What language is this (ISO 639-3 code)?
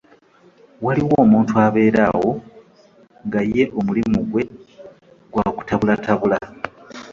lug